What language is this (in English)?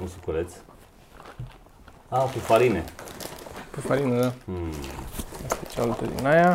Romanian